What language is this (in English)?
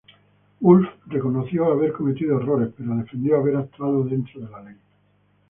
Spanish